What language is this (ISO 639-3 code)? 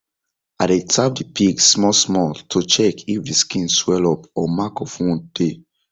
pcm